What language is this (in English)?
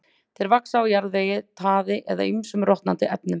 Icelandic